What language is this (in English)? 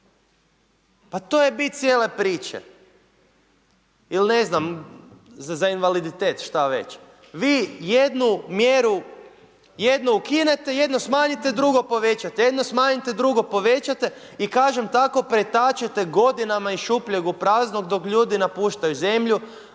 Croatian